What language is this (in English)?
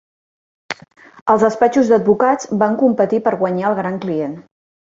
Catalan